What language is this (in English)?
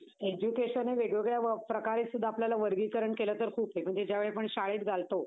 Marathi